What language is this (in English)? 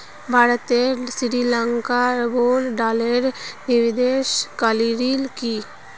Magahi